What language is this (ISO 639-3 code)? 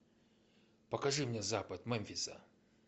rus